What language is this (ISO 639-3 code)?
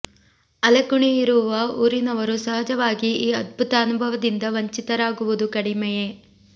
kan